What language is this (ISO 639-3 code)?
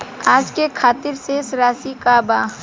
bho